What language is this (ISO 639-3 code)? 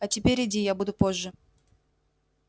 rus